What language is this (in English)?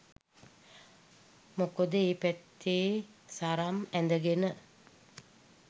Sinhala